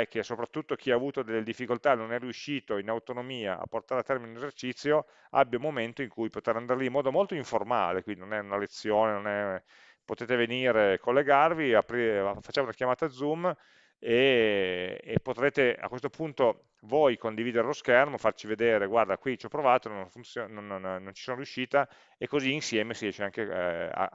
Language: Italian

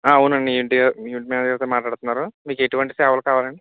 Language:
Telugu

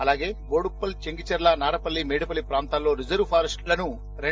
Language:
Telugu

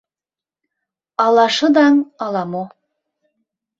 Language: Mari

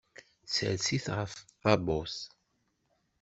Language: Kabyle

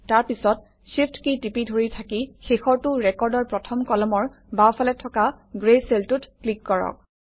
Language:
Assamese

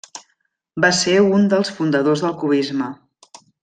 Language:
Catalan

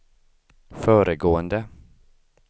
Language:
Swedish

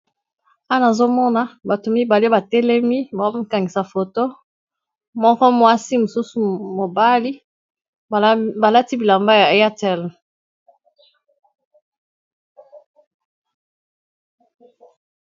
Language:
Lingala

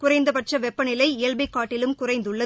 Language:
Tamil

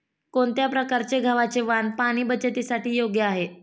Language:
Marathi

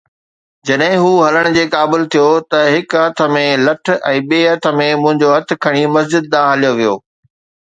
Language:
Sindhi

